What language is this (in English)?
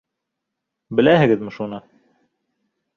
Bashkir